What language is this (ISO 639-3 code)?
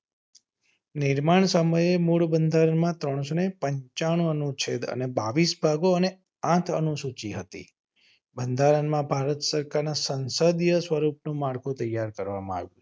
guj